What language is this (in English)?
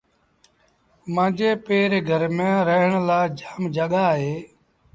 Sindhi Bhil